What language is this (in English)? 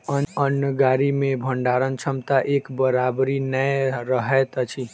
Maithili